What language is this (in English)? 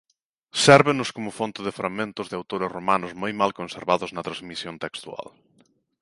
Galician